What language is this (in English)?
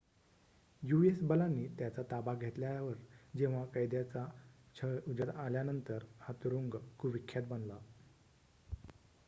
Marathi